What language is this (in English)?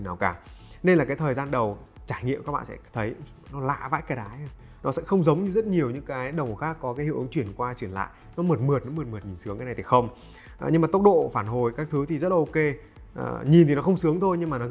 Vietnamese